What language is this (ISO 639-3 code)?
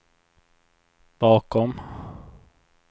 swe